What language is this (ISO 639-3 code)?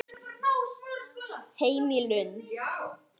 isl